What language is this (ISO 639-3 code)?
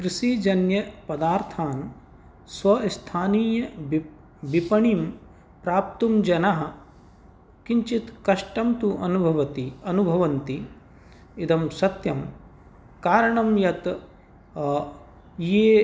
san